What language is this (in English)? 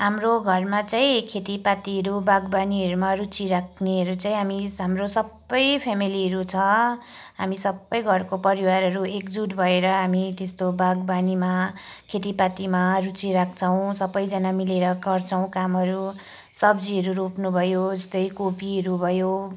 Nepali